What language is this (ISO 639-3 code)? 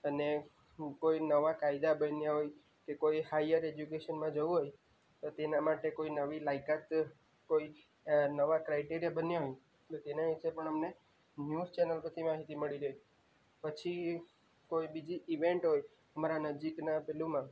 guj